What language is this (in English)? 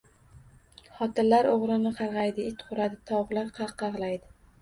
Uzbek